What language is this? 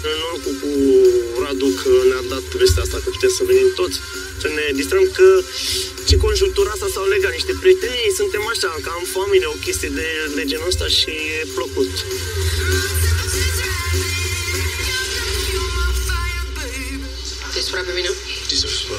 Romanian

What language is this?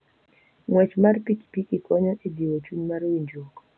Luo (Kenya and Tanzania)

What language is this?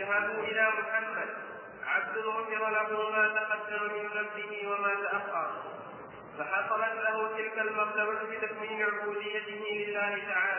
Arabic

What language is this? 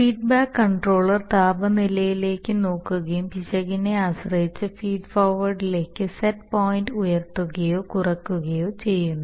Malayalam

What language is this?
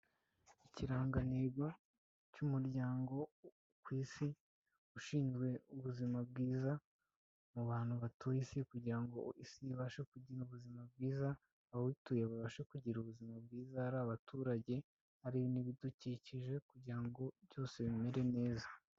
Kinyarwanda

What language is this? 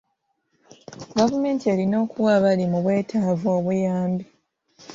Ganda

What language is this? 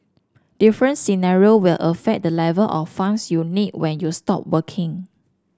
English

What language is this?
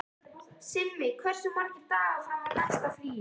Icelandic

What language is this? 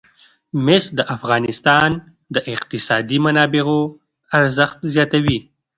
Pashto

